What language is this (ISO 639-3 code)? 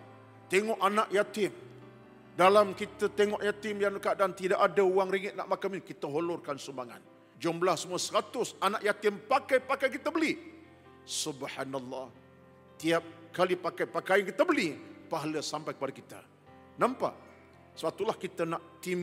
msa